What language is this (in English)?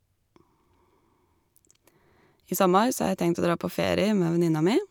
Norwegian